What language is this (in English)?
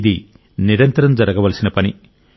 Telugu